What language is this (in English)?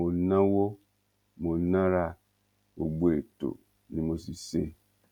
Yoruba